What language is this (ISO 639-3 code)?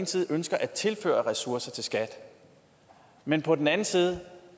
dan